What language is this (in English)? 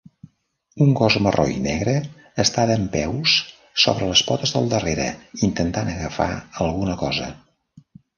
Catalan